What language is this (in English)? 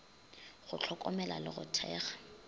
Northern Sotho